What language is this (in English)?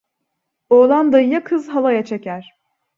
Turkish